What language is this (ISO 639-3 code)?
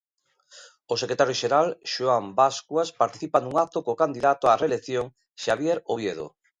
glg